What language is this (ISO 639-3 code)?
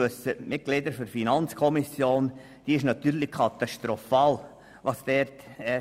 gsw